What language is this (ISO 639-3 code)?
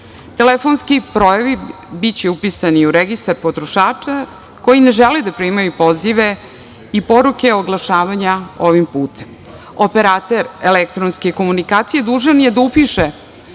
srp